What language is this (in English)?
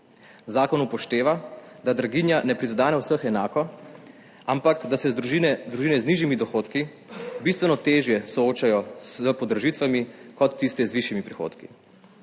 Slovenian